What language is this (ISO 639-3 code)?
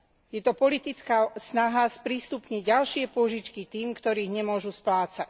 slk